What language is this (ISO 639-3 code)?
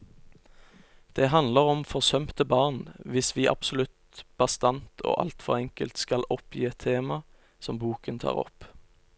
nor